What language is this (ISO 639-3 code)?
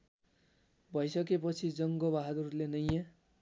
nep